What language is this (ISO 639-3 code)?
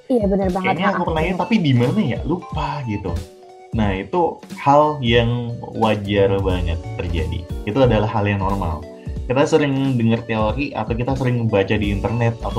ind